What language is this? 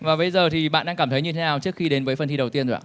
Vietnamese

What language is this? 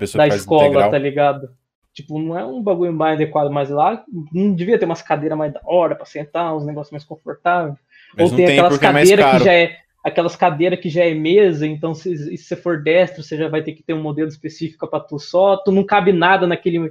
Portuguese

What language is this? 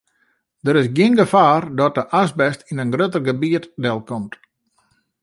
Western Frisian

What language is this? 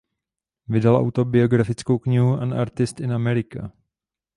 Czech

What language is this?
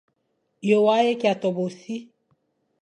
Fang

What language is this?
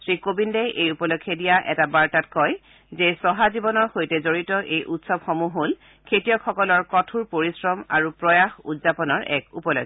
Assamese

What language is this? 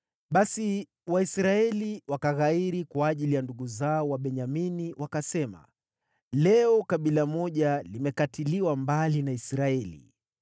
Swahili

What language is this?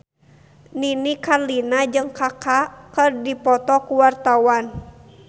Sundanese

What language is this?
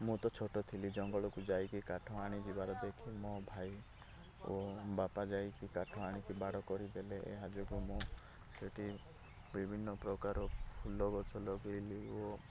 Odia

